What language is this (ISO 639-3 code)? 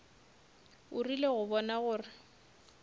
nso